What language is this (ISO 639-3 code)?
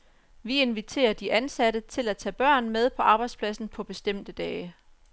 dan